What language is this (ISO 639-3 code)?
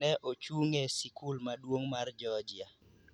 luo